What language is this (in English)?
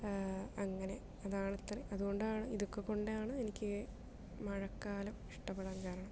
Malayalam